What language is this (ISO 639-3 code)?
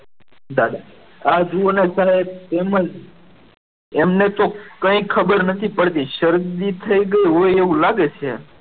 guj